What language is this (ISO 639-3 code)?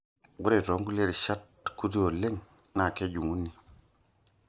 mas